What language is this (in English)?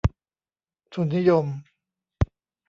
Thai